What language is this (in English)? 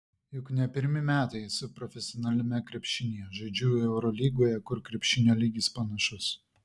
Lithuanian